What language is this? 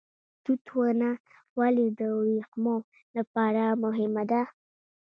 Pashto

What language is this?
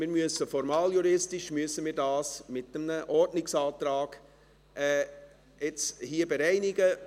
Swiss German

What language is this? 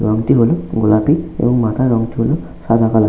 Bangla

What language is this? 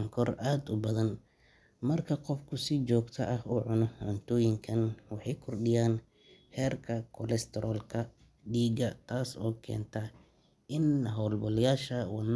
Somali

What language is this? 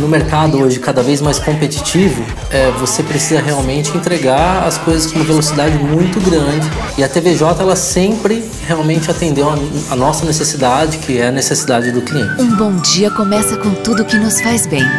Portuguese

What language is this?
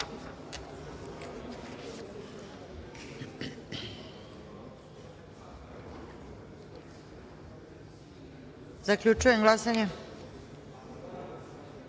Serbian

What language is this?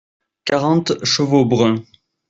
French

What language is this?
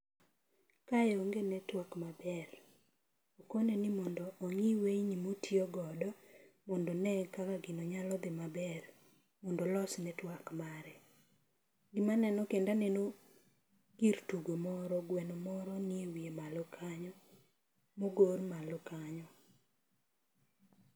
Luo (Kenya and Tanzania)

